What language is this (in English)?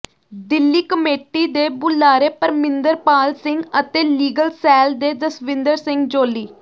Punjabi